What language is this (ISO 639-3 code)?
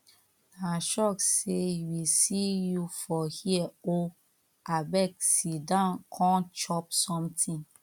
pcm